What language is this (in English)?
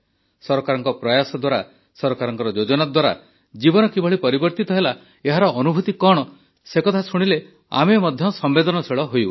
Odia